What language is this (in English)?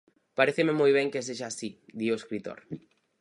Galician